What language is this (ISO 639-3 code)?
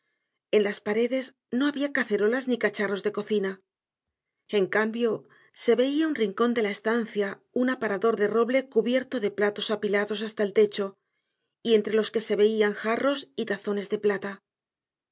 spa